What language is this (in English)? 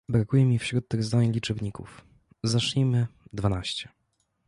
Polish